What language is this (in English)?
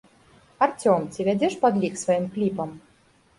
Belarusian